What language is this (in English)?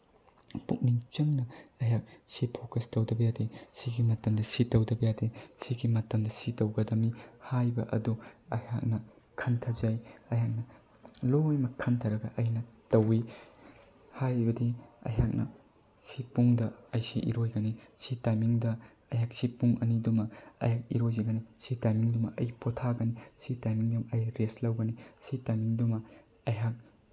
Manipuri